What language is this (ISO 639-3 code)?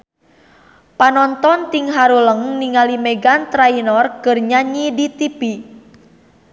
sun